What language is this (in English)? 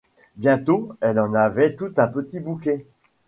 French